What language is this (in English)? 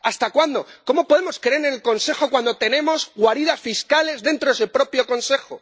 Spanish